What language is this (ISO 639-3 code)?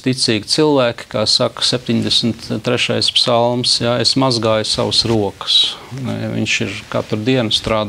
lav